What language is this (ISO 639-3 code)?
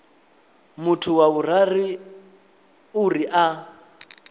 ven